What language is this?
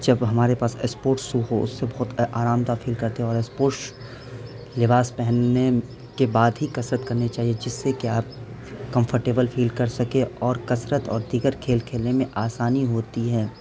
Urdu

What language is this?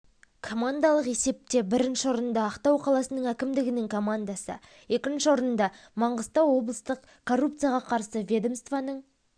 Kazakh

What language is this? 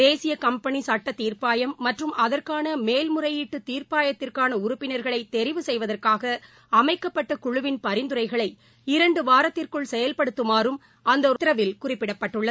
Tamil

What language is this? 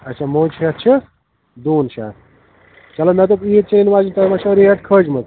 Kashmiri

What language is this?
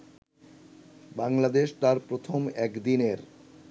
Bangla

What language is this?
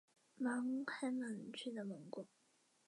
Chinese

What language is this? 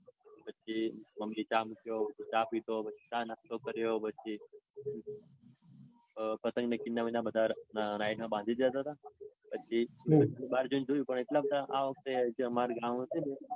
Gujarati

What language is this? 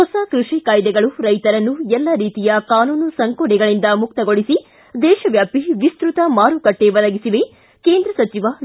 Kannada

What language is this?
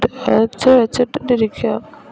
Malayalam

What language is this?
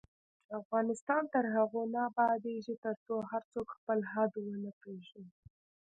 Pashto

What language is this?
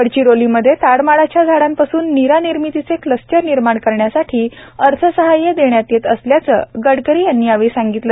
Marathi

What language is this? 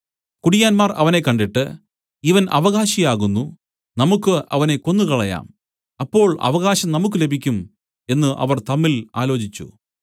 Malayalam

